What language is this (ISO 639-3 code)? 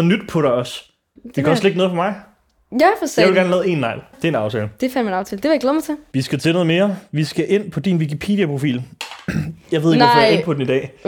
dan